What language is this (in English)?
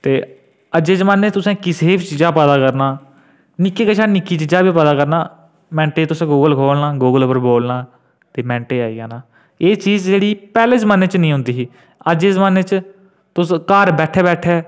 Dogri